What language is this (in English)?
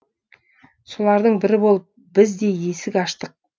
Kazakh